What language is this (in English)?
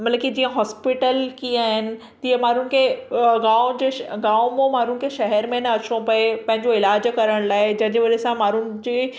Sindhi